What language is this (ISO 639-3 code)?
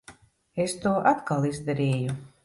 lav